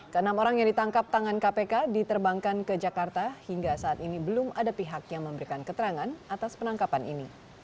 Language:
Indonesian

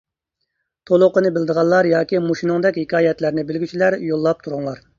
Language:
Uyghur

